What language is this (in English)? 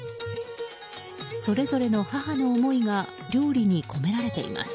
Japanese